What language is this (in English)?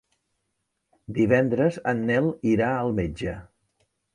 Catalan